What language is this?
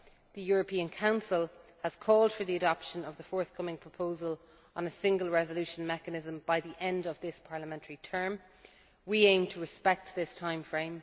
English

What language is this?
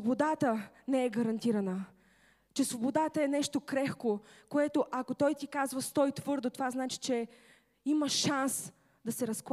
Bulgarian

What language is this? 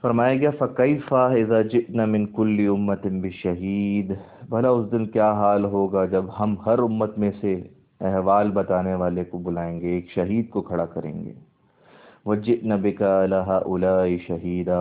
Urdu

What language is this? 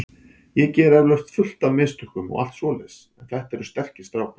Icelandic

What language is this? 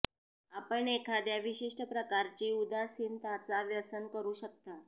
Marathi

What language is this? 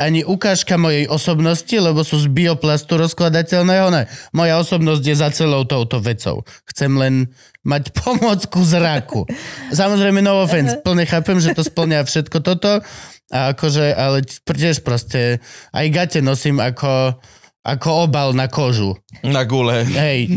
Slovak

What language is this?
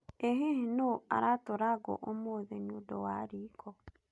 Kikuyu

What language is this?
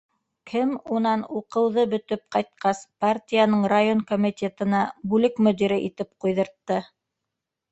Bashkir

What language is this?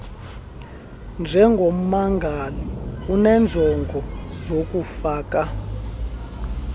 Xhosa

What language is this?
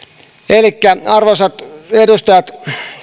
Finnish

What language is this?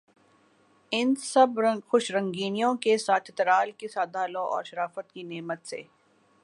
Urdu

